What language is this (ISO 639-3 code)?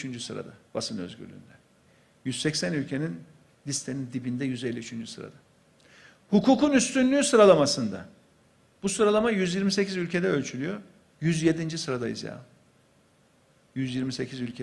tur